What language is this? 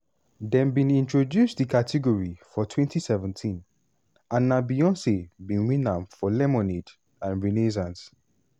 Nigerian Pidgin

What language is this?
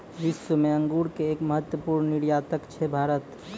Maithili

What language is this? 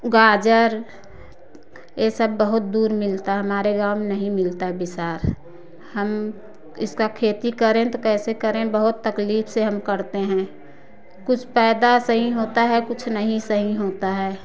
Hindi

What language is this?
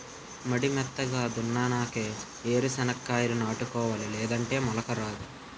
Telugu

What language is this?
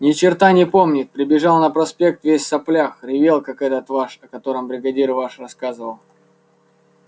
Russian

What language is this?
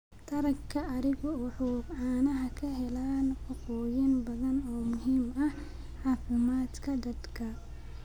Somali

